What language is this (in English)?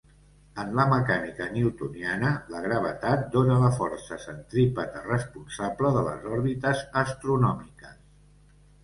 Catalan